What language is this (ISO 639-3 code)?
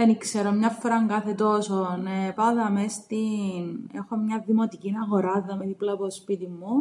ell